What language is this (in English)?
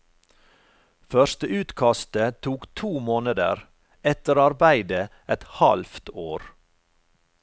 Norwegian